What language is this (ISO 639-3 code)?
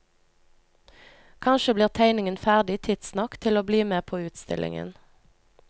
nor